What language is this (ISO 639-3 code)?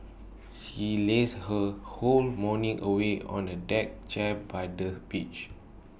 eng